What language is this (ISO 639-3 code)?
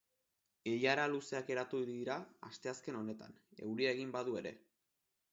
eus